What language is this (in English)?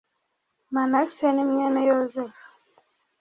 Kinyarwanda